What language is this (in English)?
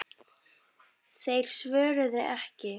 Icelandic